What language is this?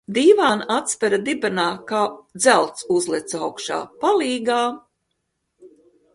Latvian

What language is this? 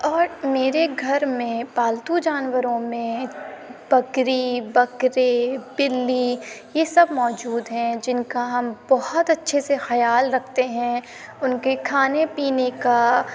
Urdu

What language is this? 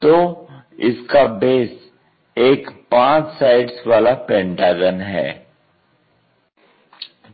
Hindi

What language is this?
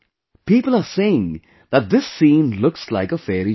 English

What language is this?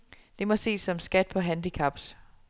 Danish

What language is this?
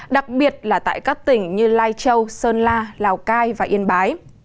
Vietnamese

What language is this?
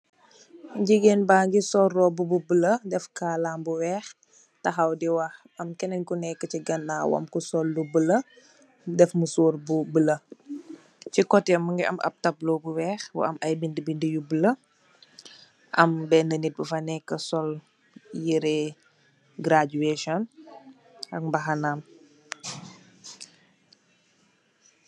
Wolof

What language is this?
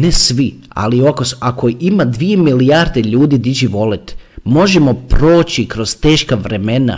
Croatian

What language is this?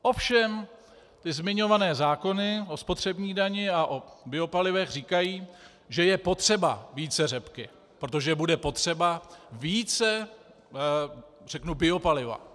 Czech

